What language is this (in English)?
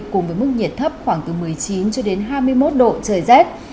Vietnamese